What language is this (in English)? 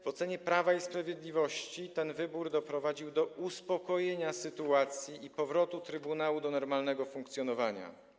Polish